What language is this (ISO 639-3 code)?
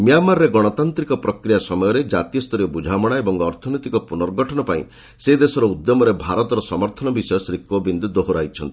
ori